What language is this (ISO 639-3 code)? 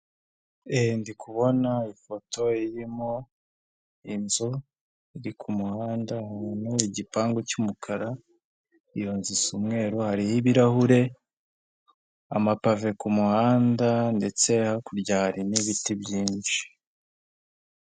kin